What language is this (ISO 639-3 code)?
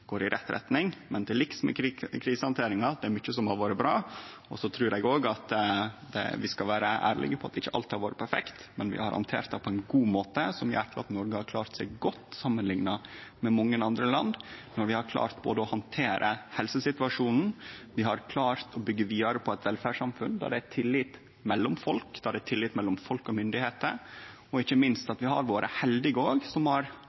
nno